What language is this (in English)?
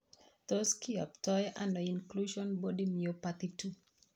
Kalenjin